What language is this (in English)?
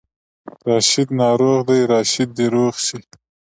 Pashto